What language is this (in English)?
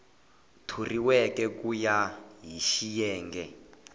Tsonga